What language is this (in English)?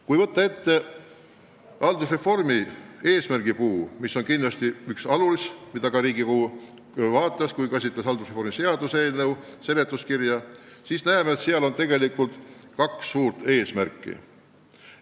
Estonian